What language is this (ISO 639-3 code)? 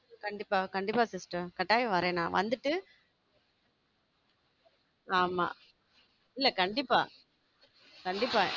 tam